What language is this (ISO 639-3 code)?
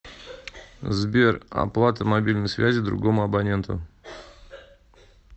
rus